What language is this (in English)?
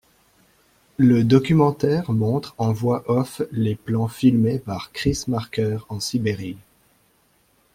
French